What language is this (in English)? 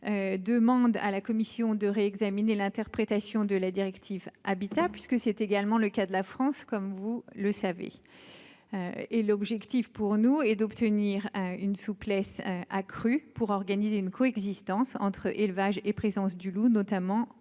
French